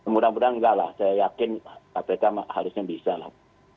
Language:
Indonesian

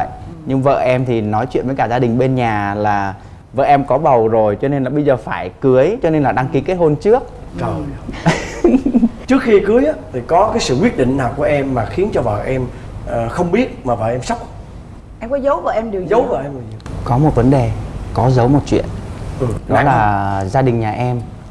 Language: Vietnamese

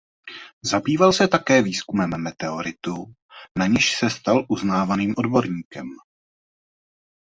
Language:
Czech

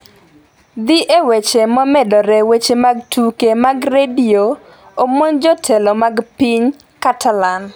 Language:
Luo (Kenya and Tanzania)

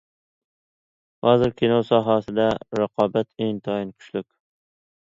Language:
Uyghur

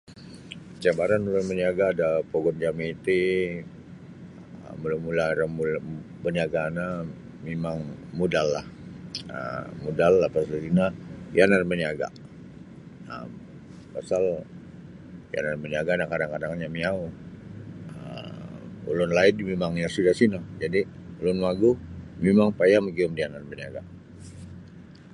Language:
Sabah Bisaya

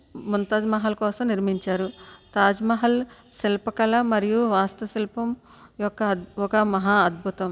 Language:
Telugu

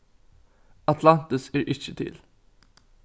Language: Faroese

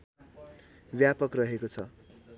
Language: Nepali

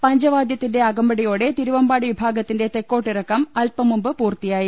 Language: Malayalam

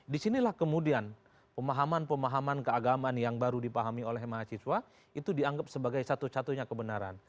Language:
Indonesian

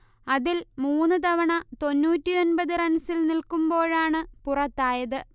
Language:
Malayalam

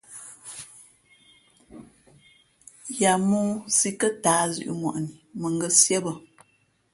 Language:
Fe'fe'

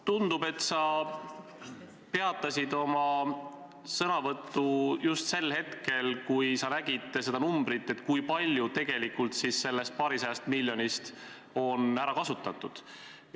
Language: Estonian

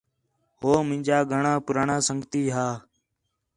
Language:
Khetrani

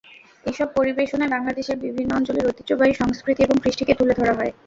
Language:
Bangla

